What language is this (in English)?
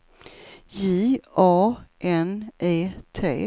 Swedish